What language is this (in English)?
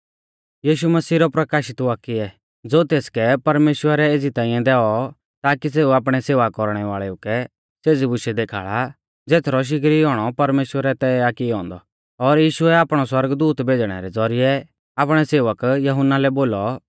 Mahasu Pahari